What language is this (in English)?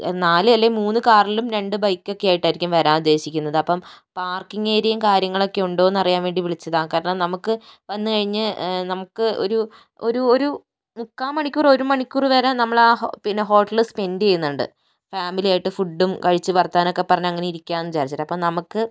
Malayalam